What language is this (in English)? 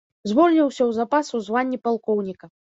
Belarusian